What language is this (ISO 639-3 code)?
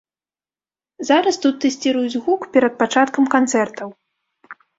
bel